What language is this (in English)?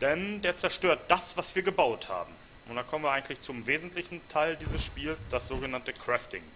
German